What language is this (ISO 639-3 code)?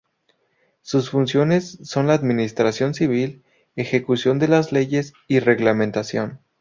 spa